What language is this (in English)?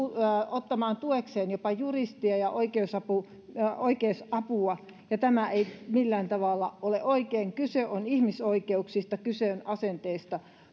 Finnish